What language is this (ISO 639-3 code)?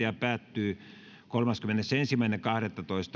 fin